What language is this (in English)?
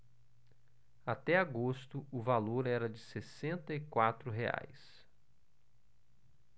Portuguese